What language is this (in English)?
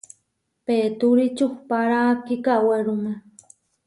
Huarijio